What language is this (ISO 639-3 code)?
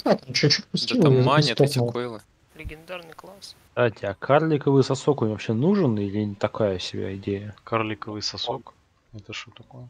rus